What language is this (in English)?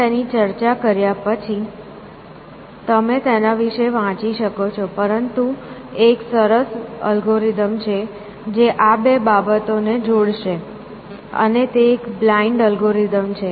Gujarati